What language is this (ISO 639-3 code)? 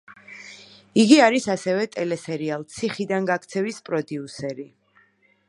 kat